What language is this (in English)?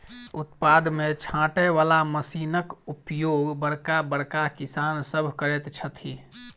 Maithili